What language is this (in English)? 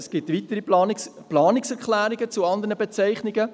Swiss German